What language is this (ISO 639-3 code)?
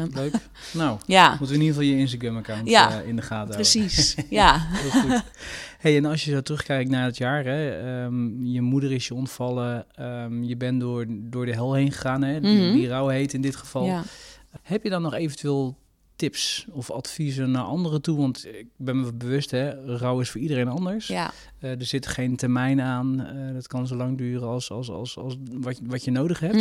nld